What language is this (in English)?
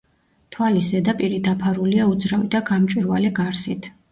Georgian